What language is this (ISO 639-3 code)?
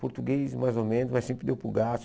por